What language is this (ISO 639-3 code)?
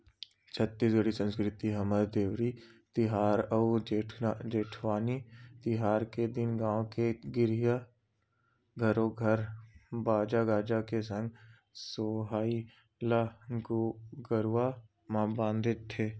hne